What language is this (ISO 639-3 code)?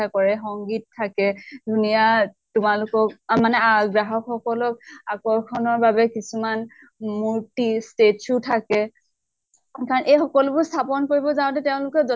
asm